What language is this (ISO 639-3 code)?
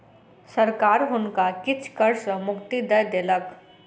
mai